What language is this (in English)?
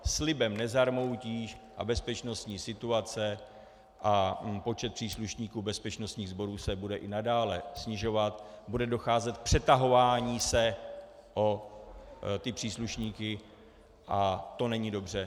Czech